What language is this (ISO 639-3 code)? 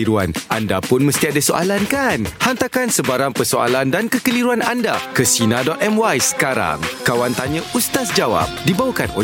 msa